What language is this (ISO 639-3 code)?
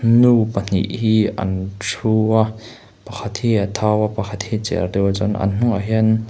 lus